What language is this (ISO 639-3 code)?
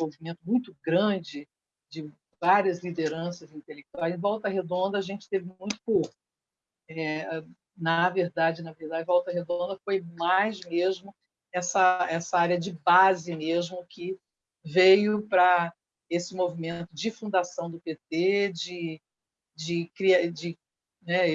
por